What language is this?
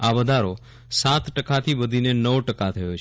Gujarati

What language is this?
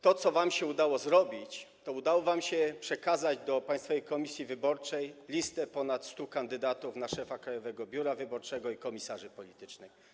Polish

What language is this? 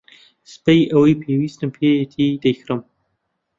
Central Kurdish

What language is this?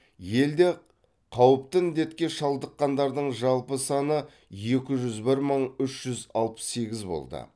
Kazakh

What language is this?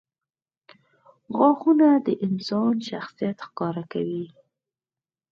Pashto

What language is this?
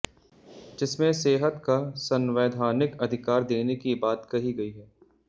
Hindi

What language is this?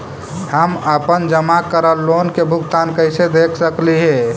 Magahi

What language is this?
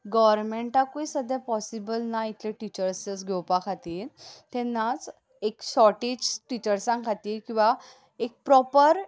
Konkani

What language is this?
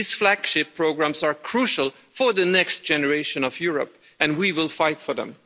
English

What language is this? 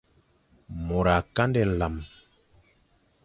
Fang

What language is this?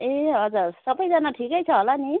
Nepali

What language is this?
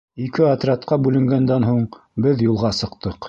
Bashkir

